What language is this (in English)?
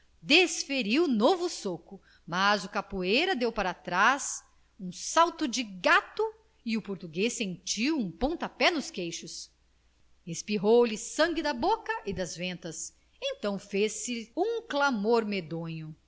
Portuguese